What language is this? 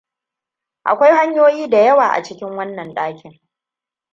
Hausa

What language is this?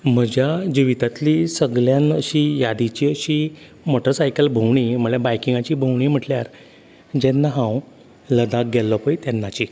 Konkani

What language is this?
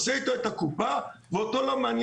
Hebrew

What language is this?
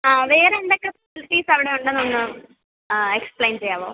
Malayalam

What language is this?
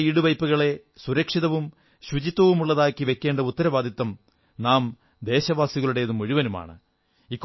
Malayalam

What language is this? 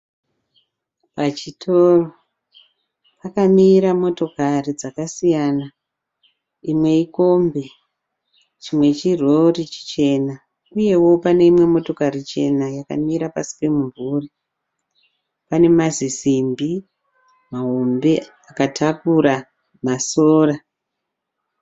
Shona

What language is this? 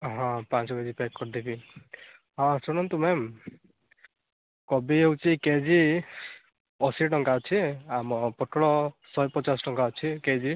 Odia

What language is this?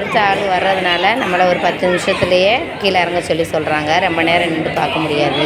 Thai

